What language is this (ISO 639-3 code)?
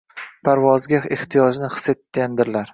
uzb